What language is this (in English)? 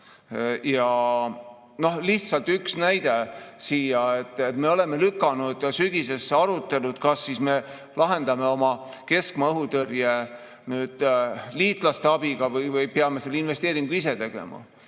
Estonian